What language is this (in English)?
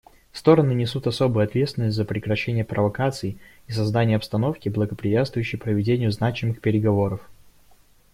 Russian